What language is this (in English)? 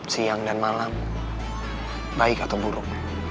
Indonesian